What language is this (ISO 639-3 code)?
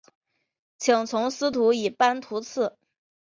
zho